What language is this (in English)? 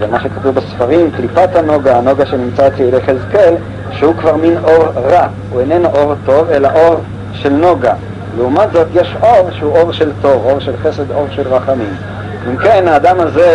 Hebrew